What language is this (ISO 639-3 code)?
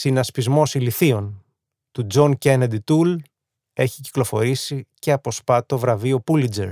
ell